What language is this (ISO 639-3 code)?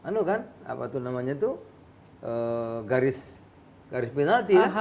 ind